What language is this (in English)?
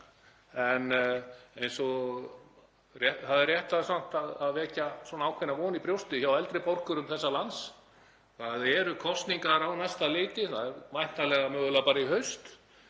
Icelandic